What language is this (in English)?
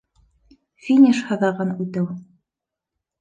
Bashkir